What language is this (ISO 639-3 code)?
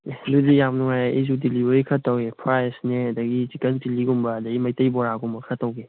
mni